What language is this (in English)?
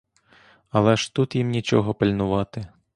Ukrainian